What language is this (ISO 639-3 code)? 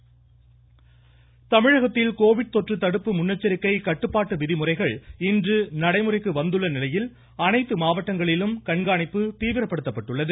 tam